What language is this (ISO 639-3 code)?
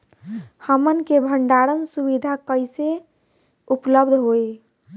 bho